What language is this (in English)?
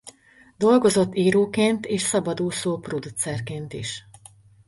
Hungarian